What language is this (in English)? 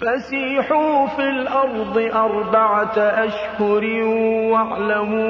Arabic